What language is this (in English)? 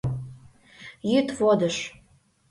Mari